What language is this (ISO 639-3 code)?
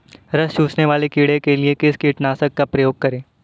hin